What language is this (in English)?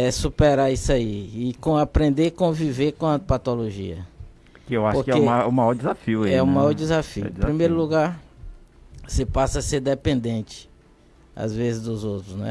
Portuguese